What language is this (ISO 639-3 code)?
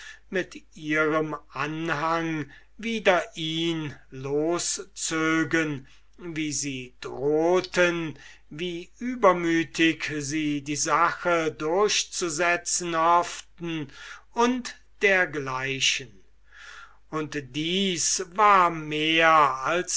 deu